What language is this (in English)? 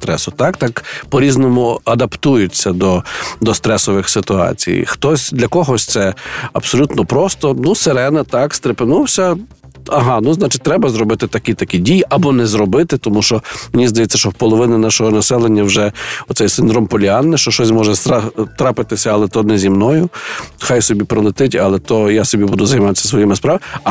Ukrainian